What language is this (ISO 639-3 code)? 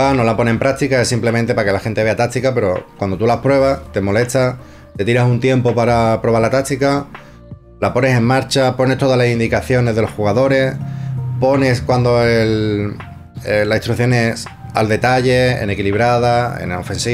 spa